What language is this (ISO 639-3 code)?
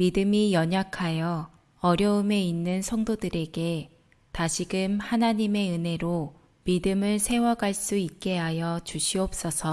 kor